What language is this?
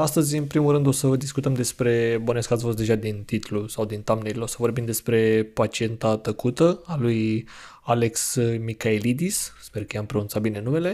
Romanian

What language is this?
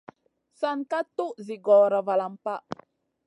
Masana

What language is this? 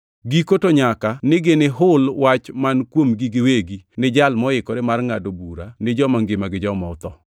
Luo (Kenya and Tanzania)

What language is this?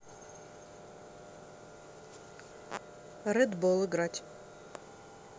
Russian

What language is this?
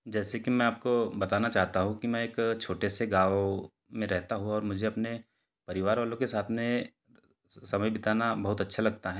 Hindi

